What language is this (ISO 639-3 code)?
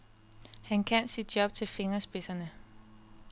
dan